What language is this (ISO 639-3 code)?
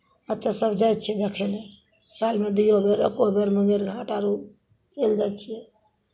mai